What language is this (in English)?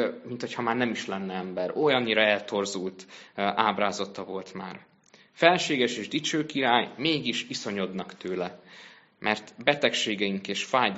Hungarian